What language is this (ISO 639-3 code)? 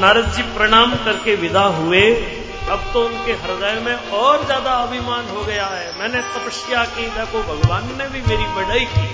hin